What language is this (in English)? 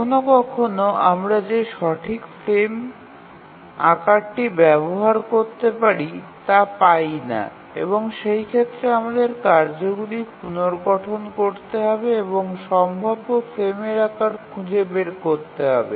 Bangla